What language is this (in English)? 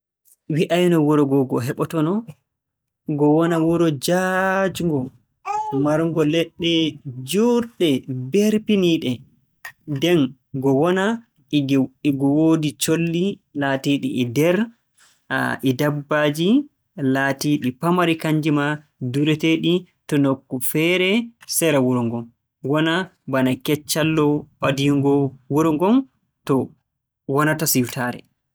Borgu Fulfulde